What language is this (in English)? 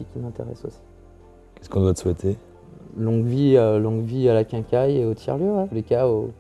French